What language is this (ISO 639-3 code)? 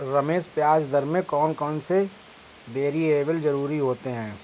hin